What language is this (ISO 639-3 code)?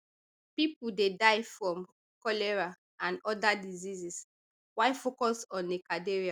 pcm